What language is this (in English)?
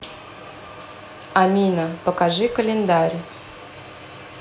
Russian